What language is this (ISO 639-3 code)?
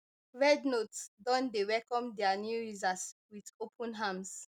pcm